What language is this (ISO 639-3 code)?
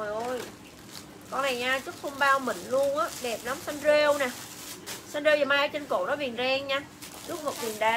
vie